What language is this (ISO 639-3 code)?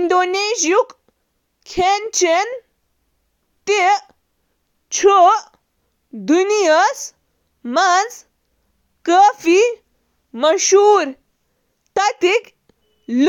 kas